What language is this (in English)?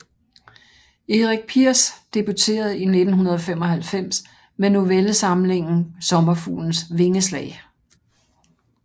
Danish